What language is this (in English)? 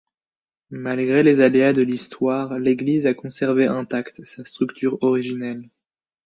French